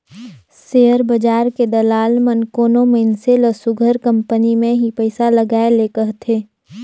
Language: Chhattisgarhi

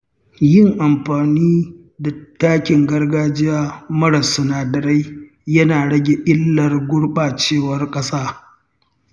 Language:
Hausa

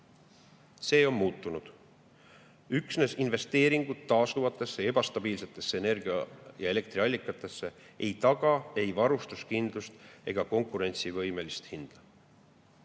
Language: Estonian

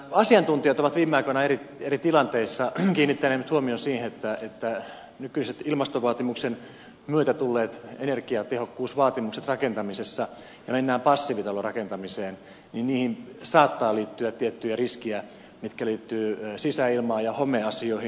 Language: Finnish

